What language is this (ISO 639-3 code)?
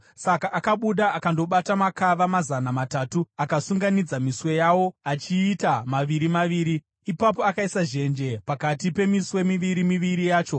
sna